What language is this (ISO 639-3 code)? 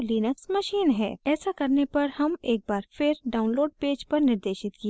hin